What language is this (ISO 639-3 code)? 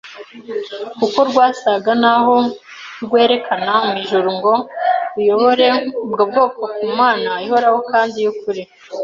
kin